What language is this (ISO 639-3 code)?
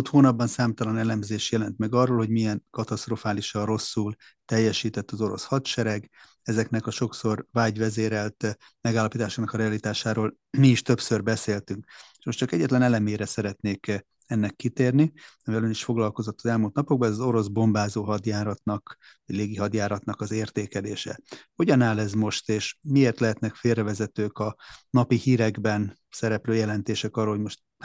hun